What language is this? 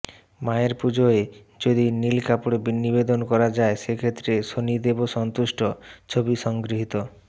Bangla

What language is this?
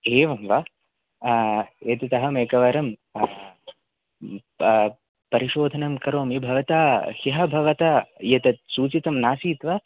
Sanskrit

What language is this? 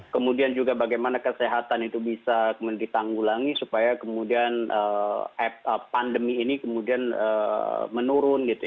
Indonesian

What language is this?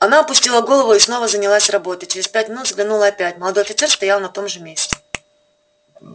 Russian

